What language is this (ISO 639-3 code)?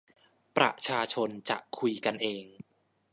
tha